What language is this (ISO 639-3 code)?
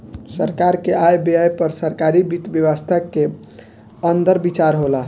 bho